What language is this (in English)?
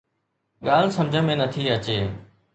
Sindhi